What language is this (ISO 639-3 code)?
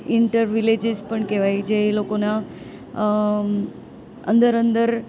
guj